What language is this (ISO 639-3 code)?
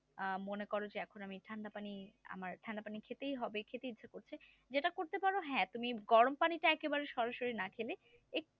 ben